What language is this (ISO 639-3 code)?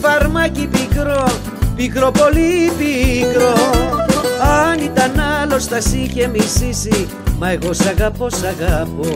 ell